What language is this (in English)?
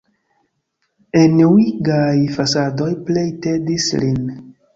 Esperanto